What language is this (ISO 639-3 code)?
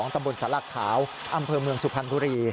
tha